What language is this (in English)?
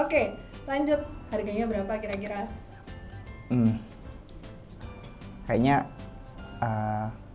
Indonesian